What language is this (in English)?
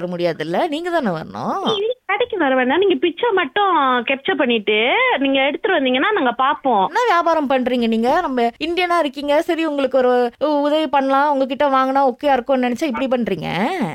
Tamil